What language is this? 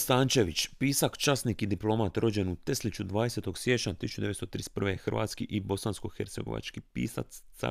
Croatian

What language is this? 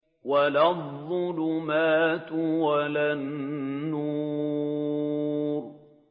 Arabic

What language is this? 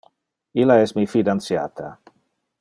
Interlingua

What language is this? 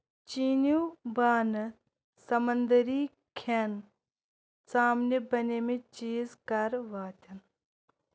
Kashmiri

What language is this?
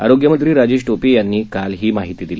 Marathi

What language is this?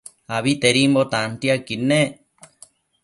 Matsés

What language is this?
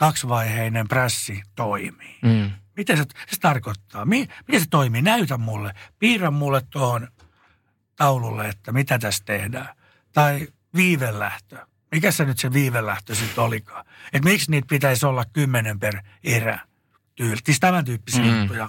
Finnish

